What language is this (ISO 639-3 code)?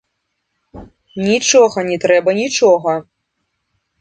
bel